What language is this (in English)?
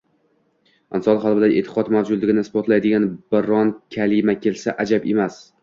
Uzbek